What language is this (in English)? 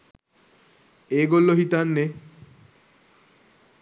Sinhala